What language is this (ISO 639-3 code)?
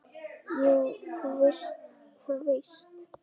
isl